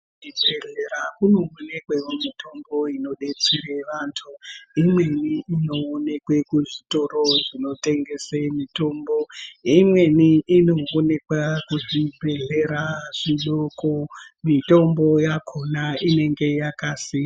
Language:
Ndau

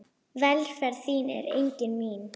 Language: Icelandic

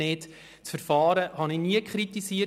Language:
Swiss German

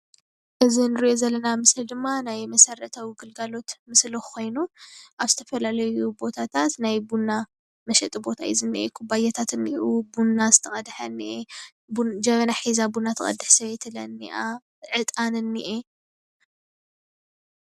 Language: Tigrinya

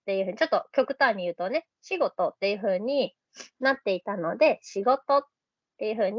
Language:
Japanese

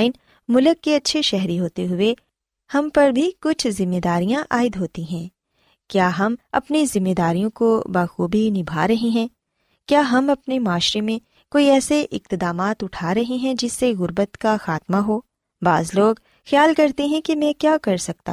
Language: Urdu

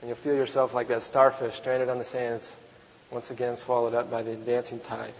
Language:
English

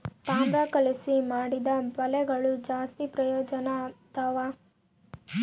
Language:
Kannada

